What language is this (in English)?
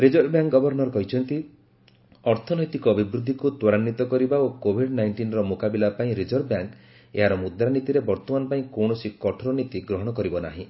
Odia